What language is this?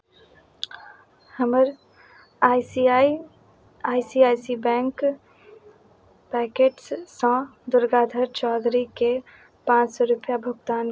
Maithili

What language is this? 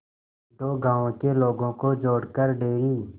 Hindi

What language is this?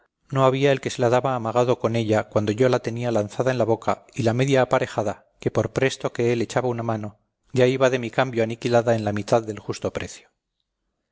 Spanish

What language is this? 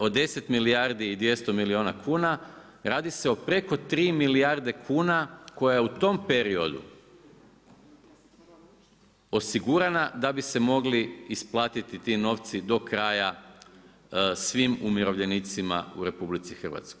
Croatian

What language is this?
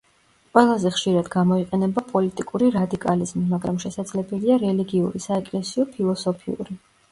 Georgian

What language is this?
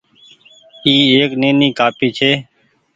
Goaria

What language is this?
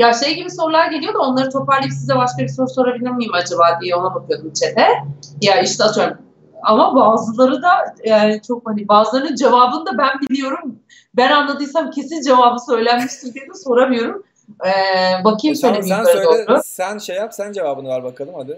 Turkish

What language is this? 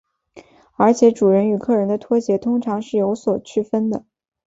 Chinese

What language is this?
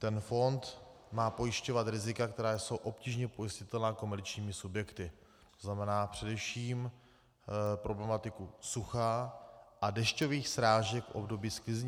Czech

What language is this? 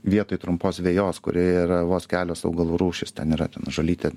Lithuanian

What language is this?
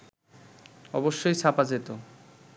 Bangla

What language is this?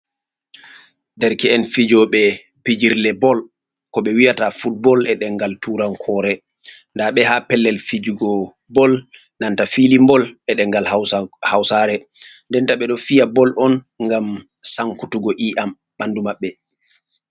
Fula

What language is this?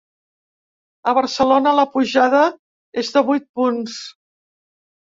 Catalan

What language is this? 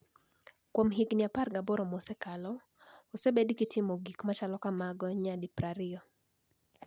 Luo (Kenya and Tanzania)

